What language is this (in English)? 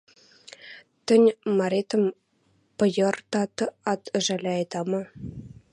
Western Mari